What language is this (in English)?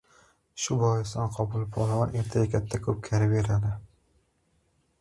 Uzbek